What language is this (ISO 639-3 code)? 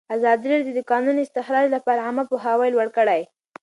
pus